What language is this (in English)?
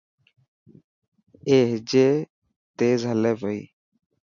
Dhatki